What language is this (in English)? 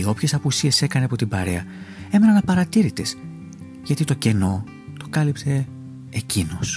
Greek